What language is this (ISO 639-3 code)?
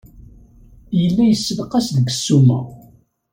kab